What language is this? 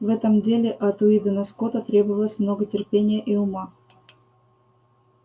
Russian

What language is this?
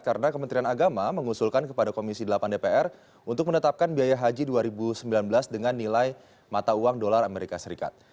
Indonesian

